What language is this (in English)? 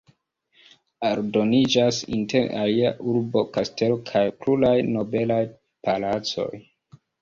Esperanto